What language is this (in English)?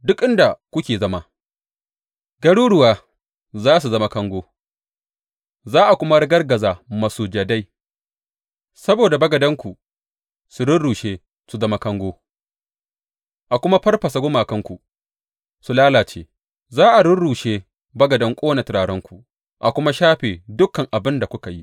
Hausa